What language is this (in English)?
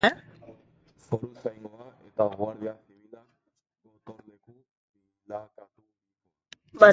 Basque